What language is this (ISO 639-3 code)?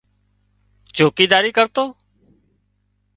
kxp